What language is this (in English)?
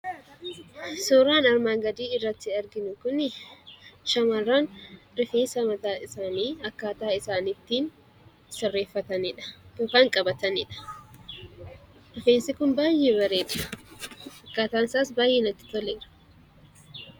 Oromo